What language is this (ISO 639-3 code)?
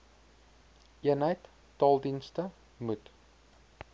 afr